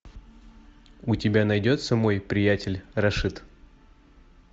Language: Russian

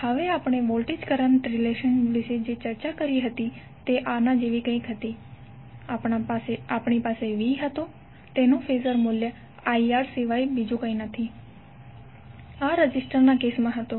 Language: Gujarati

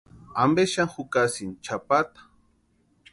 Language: Western Highland Purepecha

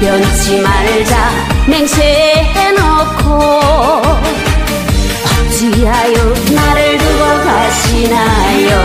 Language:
Korean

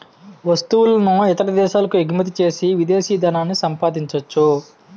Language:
Telugu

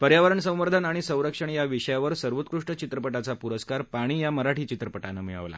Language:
Marathi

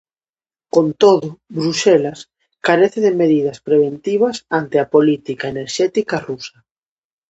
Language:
Galician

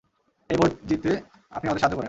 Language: Bangla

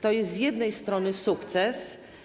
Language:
Polish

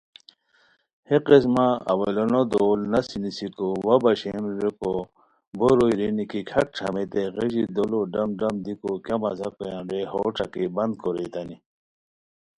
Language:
Khowar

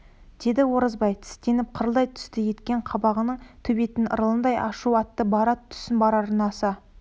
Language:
Kazakh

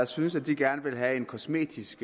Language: Danish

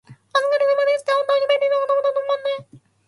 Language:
Japanese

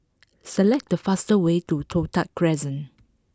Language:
English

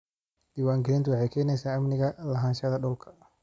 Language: Somali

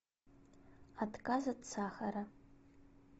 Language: Russian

